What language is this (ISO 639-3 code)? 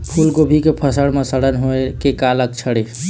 hne